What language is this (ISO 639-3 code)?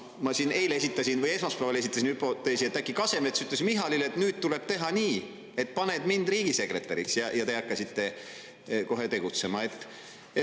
est